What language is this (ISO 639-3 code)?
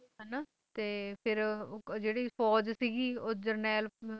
pan